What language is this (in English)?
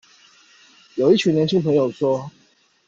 Chinese